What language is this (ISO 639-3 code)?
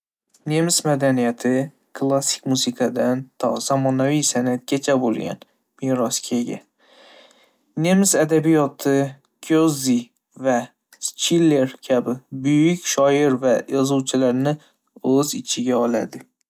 uzb